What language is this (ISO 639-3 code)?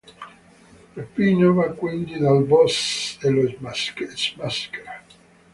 ita